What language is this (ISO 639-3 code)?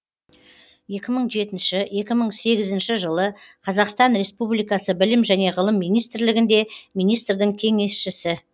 kaz